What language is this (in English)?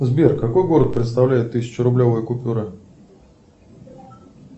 Russian